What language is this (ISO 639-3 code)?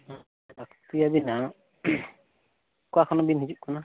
sat